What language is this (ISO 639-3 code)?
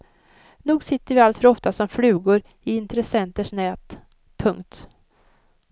swe